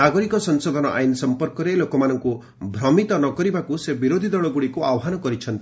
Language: Odia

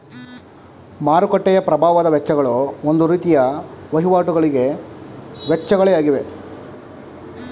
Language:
Kannada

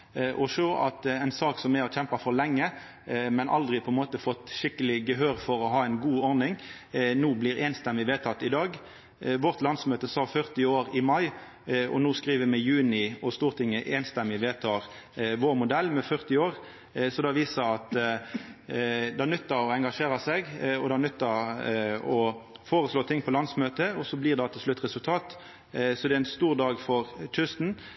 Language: Norwegian Nynorsk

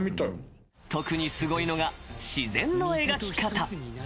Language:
Japanese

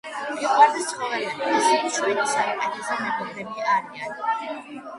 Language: Georgian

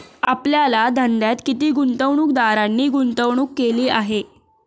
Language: Marathi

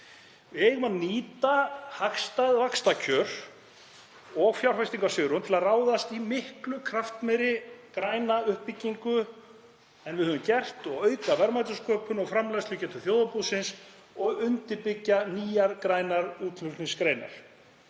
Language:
Icelandic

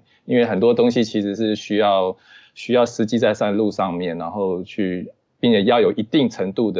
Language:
Chinese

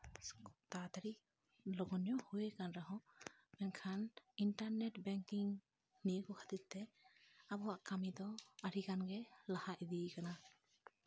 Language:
Santali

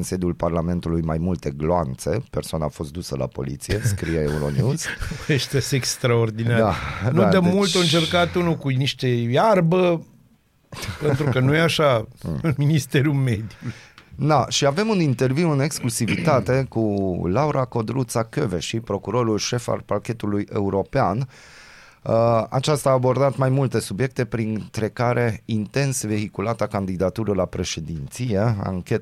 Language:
Romanian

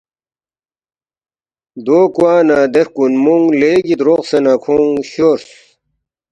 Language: Balti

